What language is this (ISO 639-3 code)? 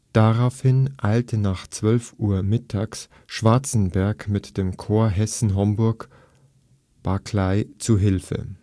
deu